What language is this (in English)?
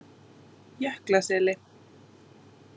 Icelandic